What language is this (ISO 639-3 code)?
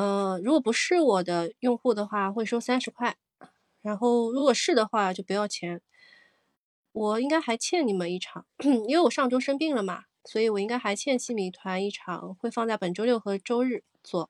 zho